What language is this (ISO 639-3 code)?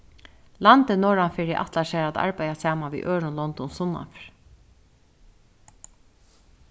fao